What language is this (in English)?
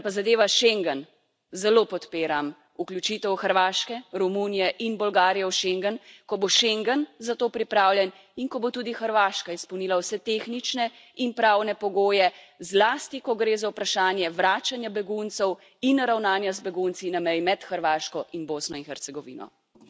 Slovenian